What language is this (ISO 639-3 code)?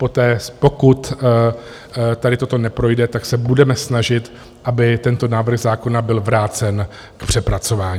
ces